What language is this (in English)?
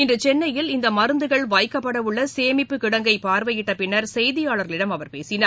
Tamil